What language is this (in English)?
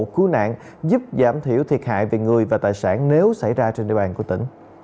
Vietnamese